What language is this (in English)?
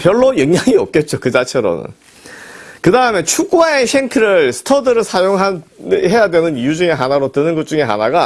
Korean